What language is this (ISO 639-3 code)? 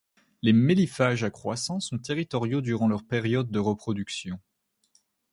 fra